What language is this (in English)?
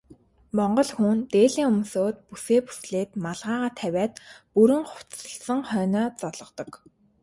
Mongolian